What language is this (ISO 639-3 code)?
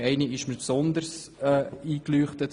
gsw